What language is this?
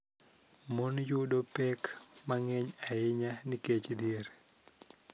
Luo (Kenya and Tanzania)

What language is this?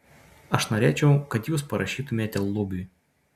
Lithuanian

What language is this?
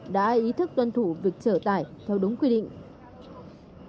Vietnamese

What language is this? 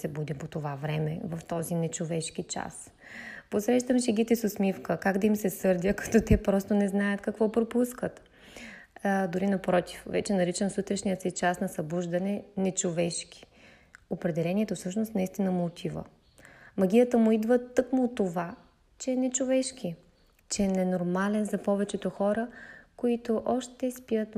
Bulgarian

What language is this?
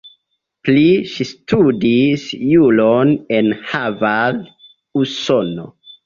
Esperanto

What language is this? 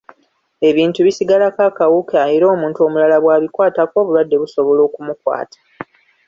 Ganda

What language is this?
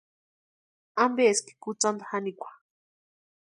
Western Highland Purepecha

